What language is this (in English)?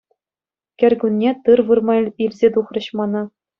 Chuvash